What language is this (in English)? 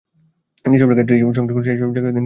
Bangla